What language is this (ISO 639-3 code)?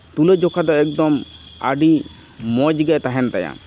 sat